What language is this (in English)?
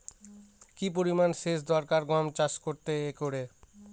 Bangla